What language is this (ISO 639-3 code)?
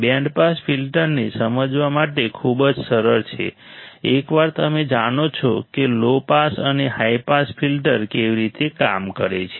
guj